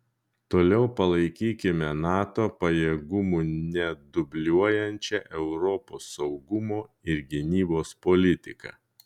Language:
Lithuanian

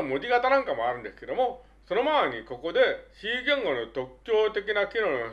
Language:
Japanese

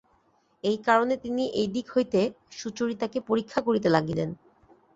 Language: Bangla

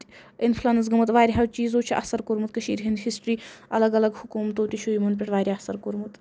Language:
Kashmiri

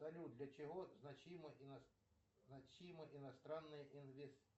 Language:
Russian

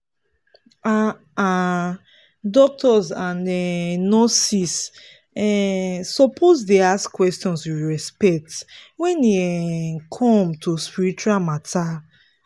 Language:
Nigerian Pidgin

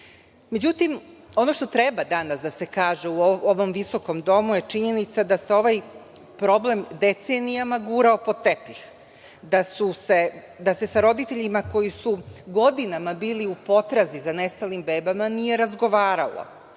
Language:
Serbian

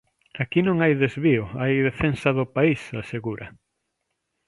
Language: Galician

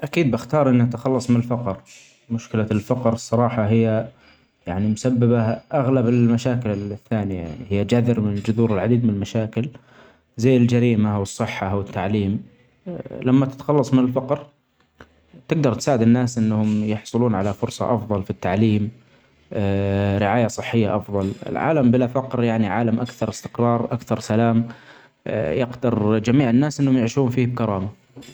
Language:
Omani Arabic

